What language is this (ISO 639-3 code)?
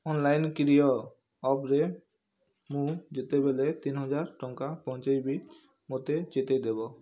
ori